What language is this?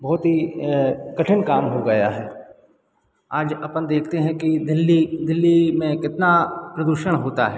Hindi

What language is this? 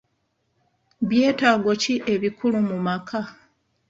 Ganda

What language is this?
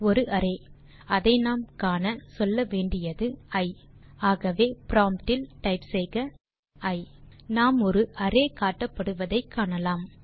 Tamil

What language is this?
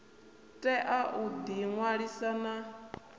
Venda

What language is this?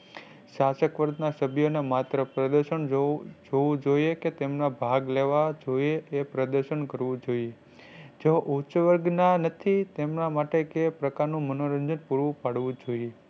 Gujarati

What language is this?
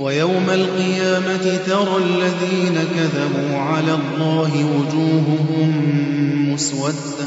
Arabic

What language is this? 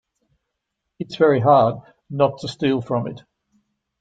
English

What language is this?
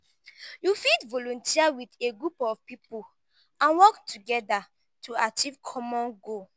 Nigerian Pidgin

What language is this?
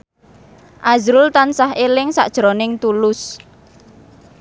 Javanese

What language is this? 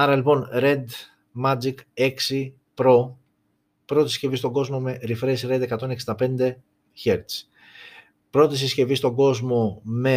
Greek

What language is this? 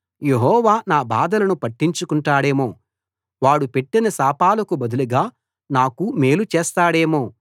Telugu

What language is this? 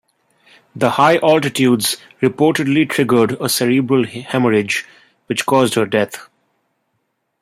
English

